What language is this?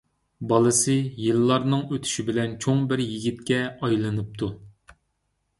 Uyghur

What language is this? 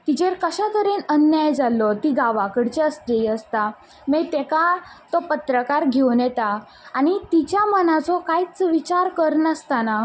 Konkani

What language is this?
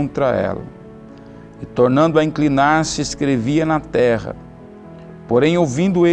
Portuguese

